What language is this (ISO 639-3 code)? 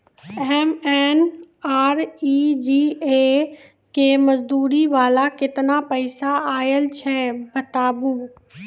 mai